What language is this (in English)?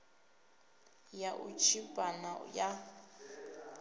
Venda